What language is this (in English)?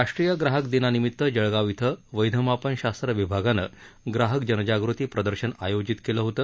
Marathi